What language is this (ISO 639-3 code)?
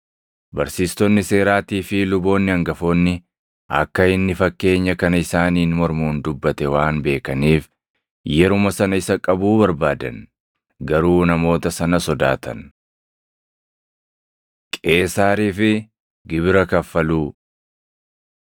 orm